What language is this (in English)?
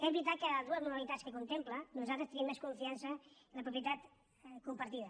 Catalan